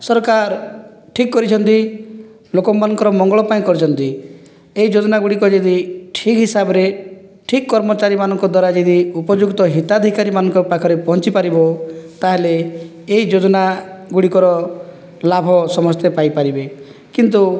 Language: Odia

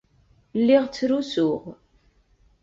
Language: Kabyle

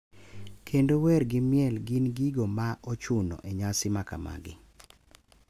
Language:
Luo (Kenya and Tanzania)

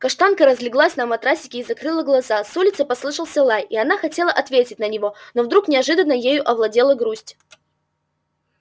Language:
Russian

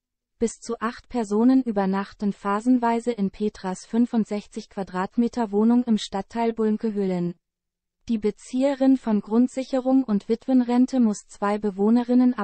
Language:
German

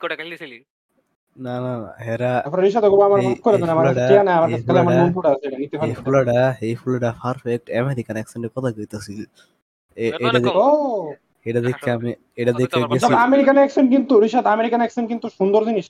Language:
Bangla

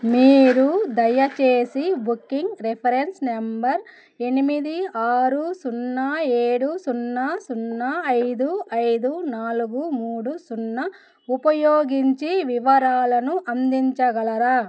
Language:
Telugu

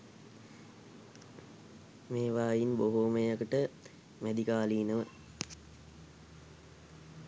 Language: Sinhala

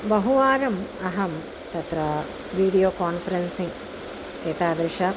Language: Sanskrit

